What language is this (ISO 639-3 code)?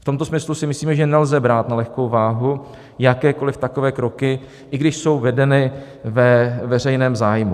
ces